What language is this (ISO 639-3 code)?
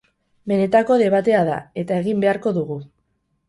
eus